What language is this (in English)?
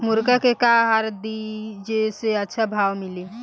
Bhojpuri